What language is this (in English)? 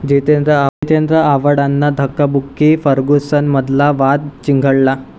Marathi